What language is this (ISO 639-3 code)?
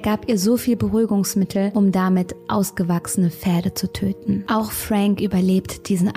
deu